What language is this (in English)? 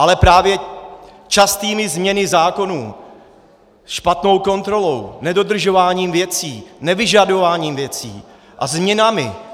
Czech